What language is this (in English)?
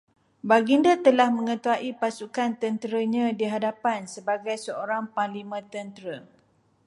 Malay